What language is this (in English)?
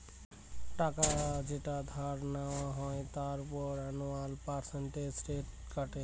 Bangla